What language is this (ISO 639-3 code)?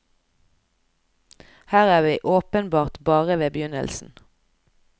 nor